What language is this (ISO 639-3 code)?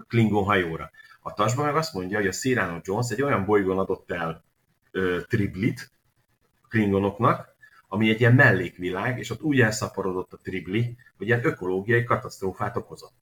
hun